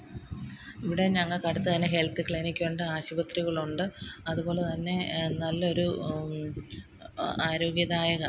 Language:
Malayalam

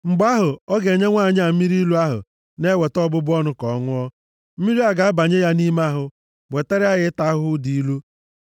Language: Igbo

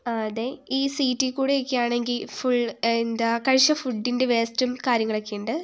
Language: Malayalam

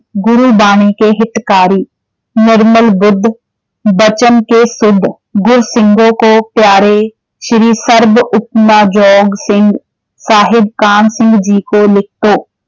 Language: Punjabi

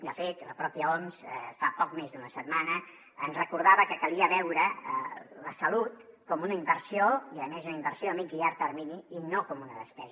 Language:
Catalan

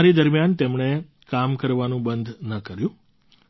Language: Gujarati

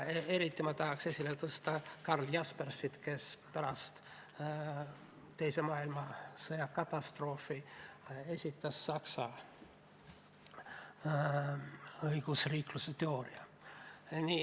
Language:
Estonian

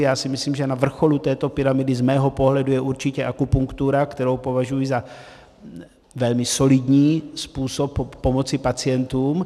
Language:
Czech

